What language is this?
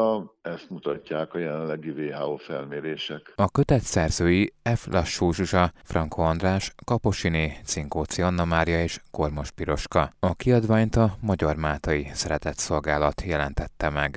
Hungarian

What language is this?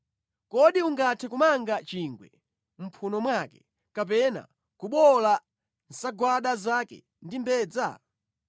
Nyanja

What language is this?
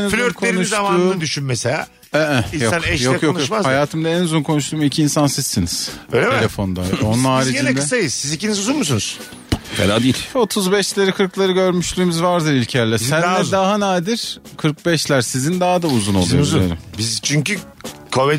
Turkish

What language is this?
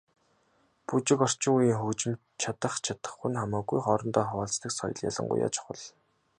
Mongolian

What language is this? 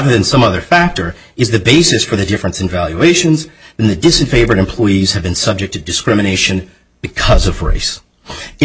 English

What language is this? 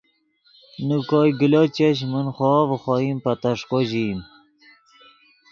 Yidgha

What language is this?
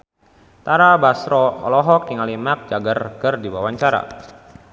Sundanese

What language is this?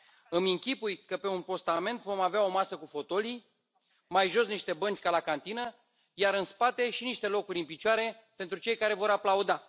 Romanian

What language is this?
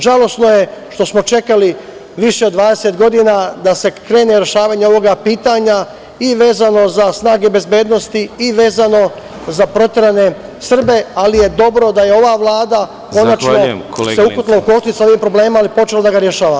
Serbian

